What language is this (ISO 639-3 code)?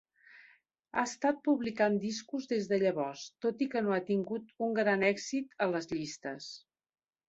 cat